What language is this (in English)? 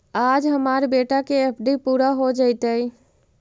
Magahi